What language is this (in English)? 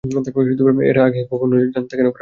Bangla